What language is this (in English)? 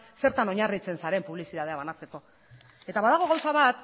Basque